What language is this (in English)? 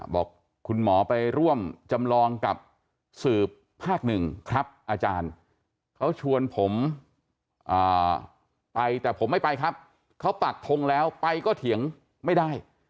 Thai